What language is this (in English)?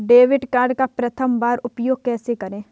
Hindi